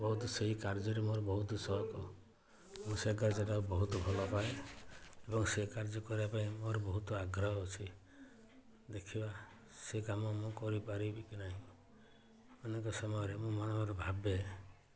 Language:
Odia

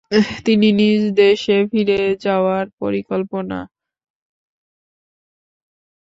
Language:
Bangla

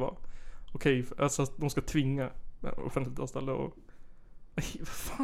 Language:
Swedish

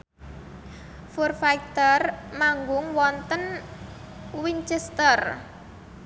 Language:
Javanese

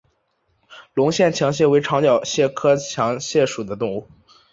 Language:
Chinese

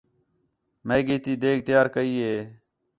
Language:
Khetrani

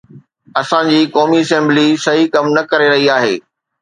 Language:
Sindhi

